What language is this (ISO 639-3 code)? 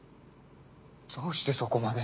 jpn